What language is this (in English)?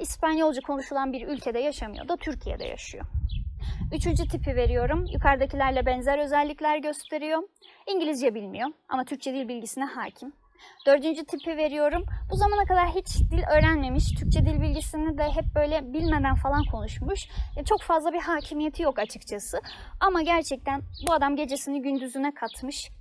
Turkish